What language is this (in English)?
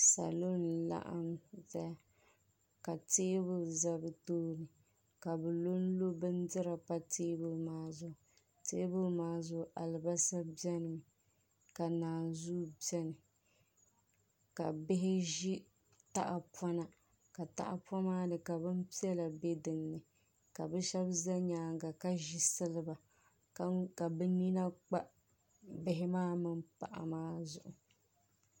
Dagbani